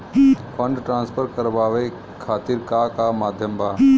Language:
Bhojpuri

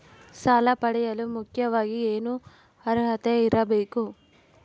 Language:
Kannada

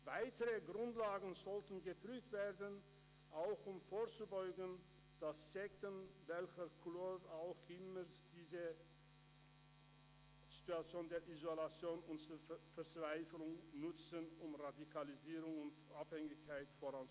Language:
Swiss German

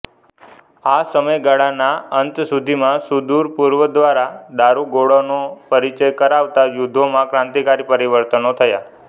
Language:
Gujarati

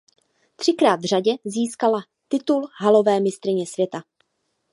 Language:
Czech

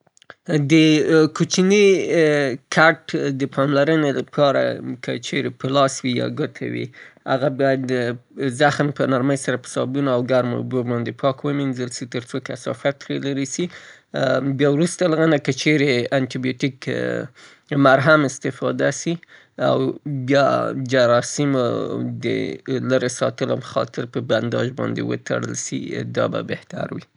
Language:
Southern Pashto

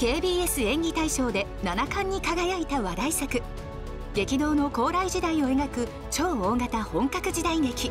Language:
Japanese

